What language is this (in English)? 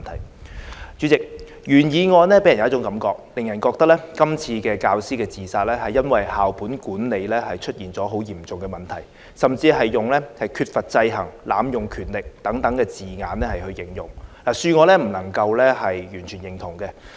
Cantonese